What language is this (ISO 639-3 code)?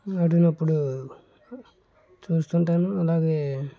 tel